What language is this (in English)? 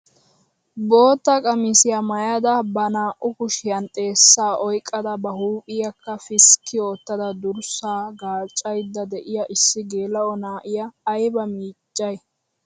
Wolaytta